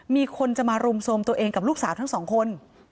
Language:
Thai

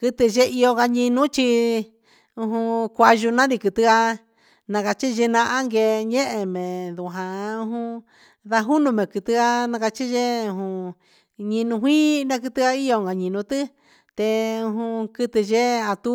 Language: Huitepec Mixtec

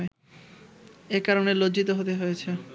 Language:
Bangla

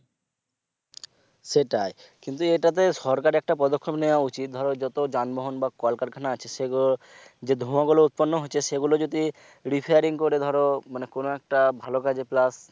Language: Bangla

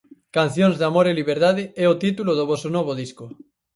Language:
Galician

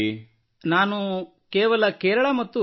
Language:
Kannada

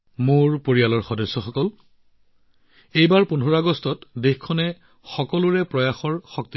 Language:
Assamese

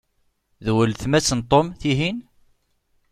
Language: Kabyle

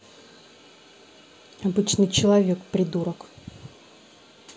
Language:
Russian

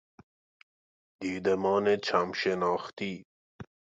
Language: Persian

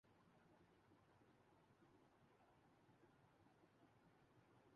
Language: Urdu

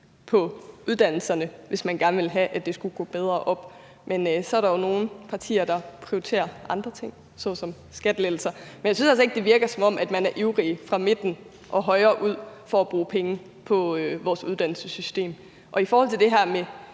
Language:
Danish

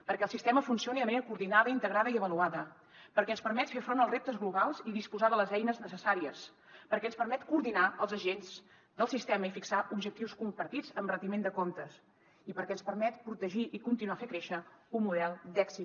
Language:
Catalan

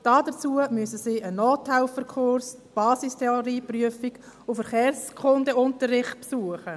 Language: Swiss German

